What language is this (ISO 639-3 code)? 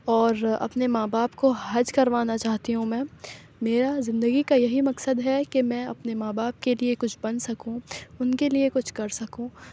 urd